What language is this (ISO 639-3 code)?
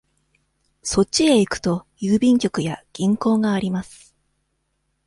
jpn